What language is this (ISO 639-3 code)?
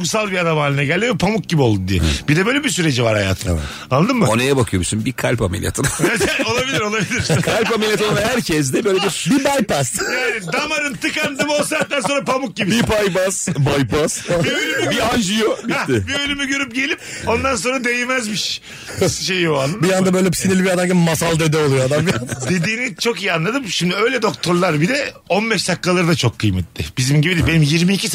tur